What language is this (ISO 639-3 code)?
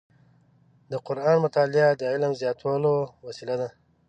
pus